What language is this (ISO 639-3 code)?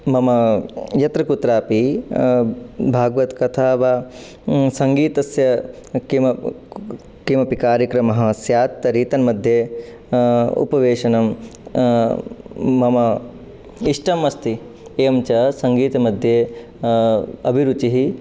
san